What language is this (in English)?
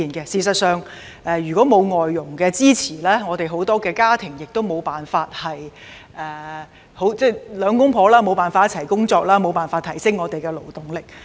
Cantonese